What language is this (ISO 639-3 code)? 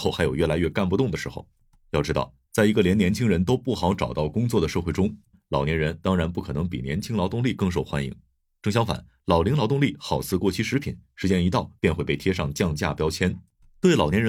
zho